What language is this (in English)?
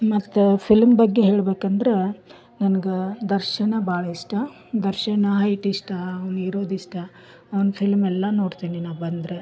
Kannada